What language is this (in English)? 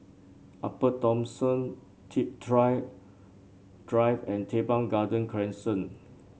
English